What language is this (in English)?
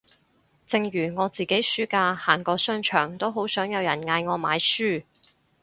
Cantonese